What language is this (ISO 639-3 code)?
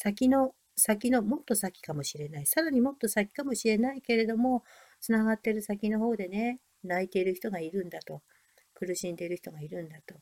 jpn